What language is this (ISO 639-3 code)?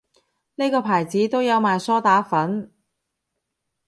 yue